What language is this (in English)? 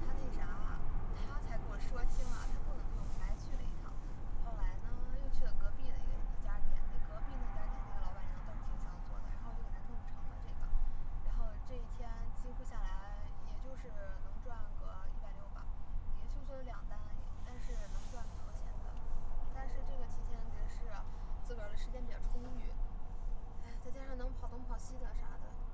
Chinese